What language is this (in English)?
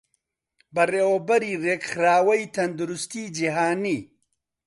Central Kurdish